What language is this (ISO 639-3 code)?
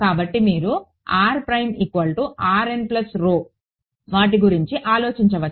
tel